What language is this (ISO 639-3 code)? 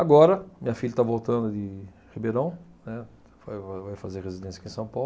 por